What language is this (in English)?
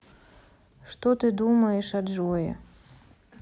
Russian